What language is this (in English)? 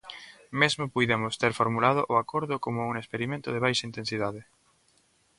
Galician